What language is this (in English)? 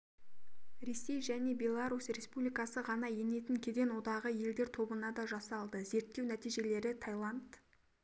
Kazakh